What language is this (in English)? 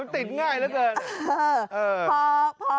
Thai